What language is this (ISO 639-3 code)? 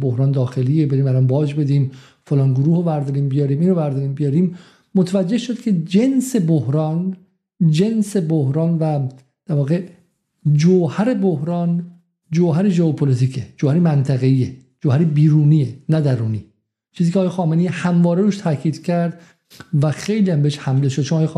fas